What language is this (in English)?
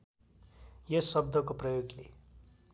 Nepali